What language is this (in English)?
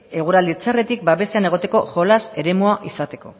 Basque